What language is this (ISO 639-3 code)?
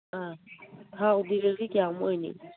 mni